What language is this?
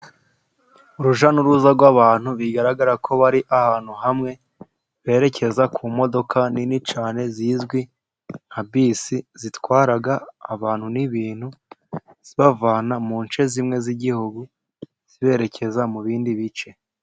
Kinyarwanda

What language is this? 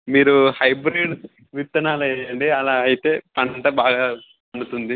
Telugu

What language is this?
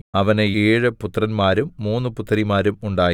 Malayalam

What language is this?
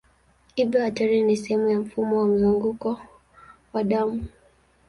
Swahili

